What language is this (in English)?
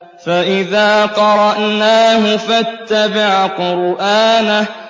Arabic